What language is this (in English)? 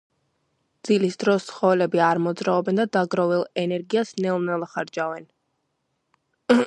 Georgian